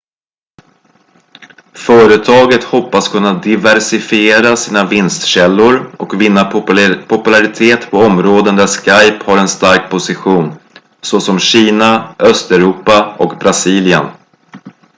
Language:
Swedish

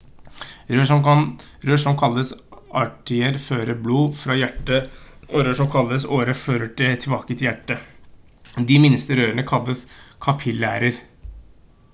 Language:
Norwegian Bokmål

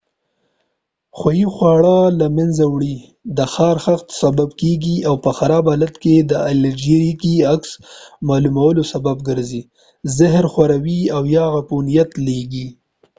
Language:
Pashto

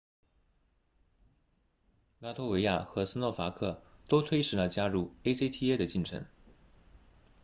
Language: Chinese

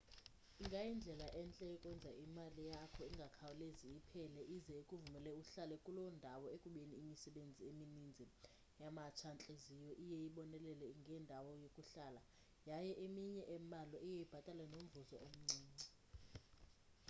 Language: Xhosa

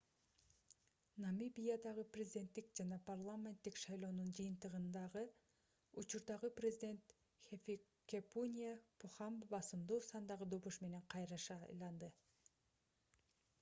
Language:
Kyrgyz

